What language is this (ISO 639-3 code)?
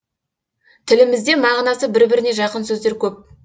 kaz